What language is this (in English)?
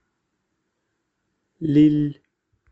Russian